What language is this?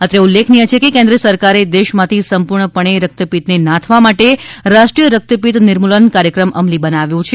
Gujarati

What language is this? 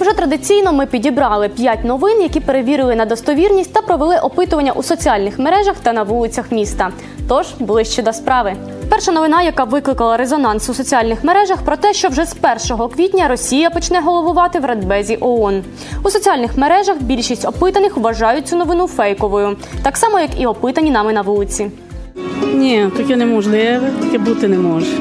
Ukrainian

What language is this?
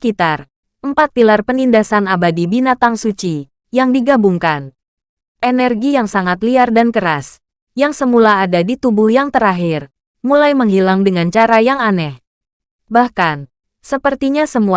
Indonesian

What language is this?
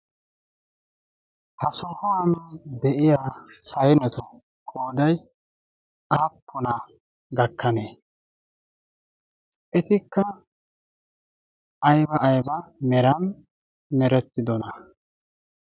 Wolaytta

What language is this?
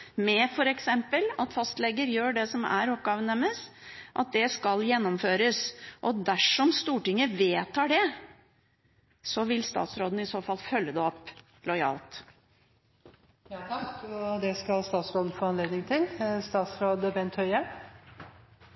Norwegian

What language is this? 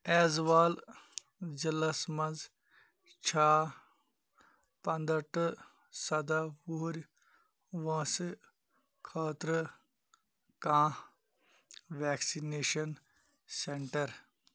Kashmiri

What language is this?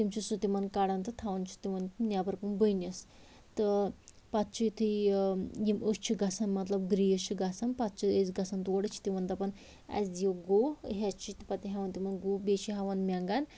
Kashmiri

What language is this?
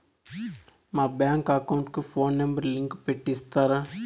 Telugu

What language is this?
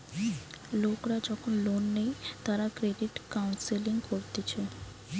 Bangla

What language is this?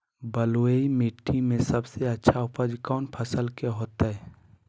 Magahi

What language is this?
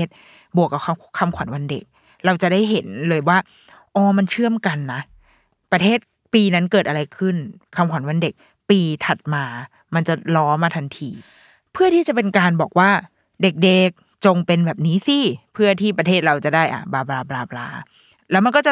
Thai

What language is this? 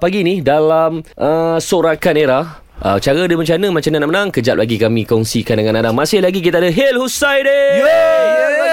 Malay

